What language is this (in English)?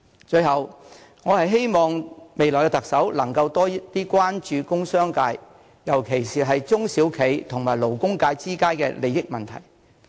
Cantonese